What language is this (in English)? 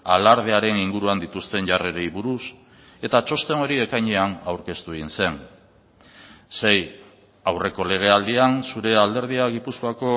Basque